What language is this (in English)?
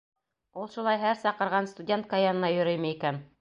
Bashkir